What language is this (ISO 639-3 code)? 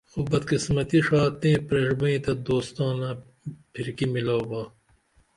dml